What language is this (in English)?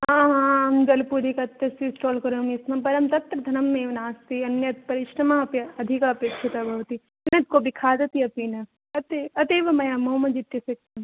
Sanskrit